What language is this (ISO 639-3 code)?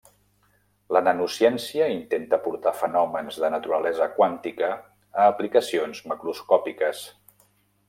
cat